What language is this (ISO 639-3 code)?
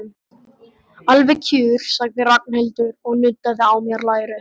isl